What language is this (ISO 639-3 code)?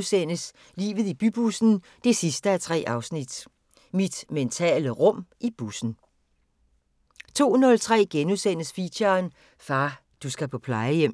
dan